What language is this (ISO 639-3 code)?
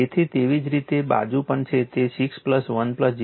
guj